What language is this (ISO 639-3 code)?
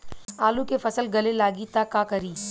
bho